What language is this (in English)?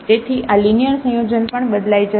Gujarati